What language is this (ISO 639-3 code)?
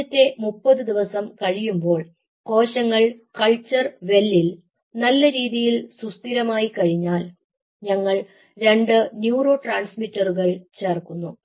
mal